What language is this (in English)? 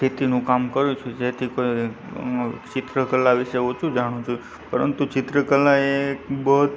Gujarati